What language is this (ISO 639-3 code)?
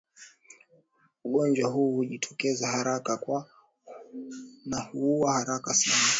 swa